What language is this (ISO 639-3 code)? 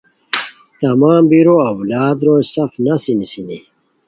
khw